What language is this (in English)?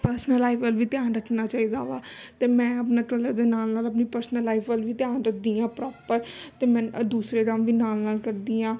Punjabi